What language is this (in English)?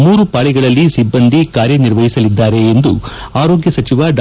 Kannada